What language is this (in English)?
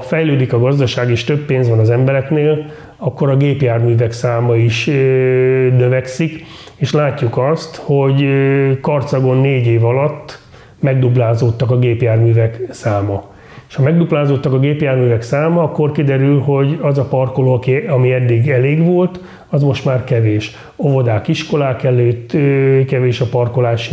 Hungarian